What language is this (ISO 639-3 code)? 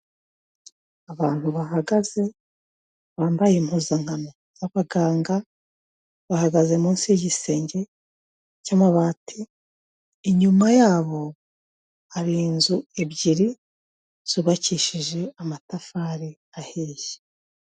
kin